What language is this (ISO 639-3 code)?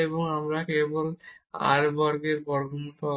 ben